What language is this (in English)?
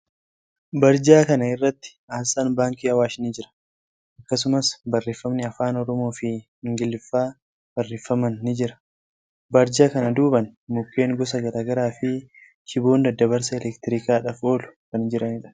Oromo